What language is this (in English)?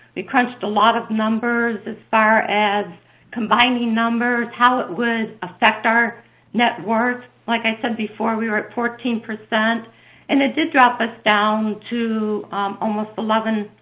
English